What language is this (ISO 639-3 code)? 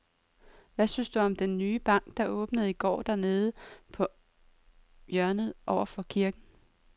dan